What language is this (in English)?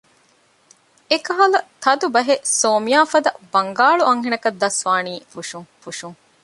Divehi